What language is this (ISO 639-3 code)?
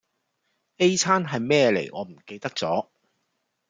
yue